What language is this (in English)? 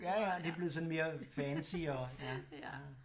Danish